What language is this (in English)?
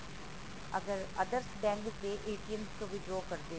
Punjabi